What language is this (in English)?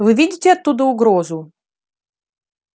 Russian